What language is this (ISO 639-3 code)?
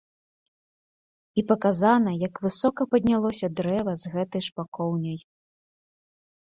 bel